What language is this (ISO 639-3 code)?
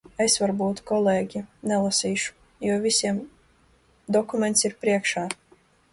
lav